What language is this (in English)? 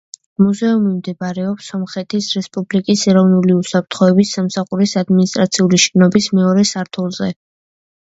Georgian